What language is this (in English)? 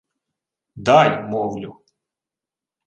Ukrainian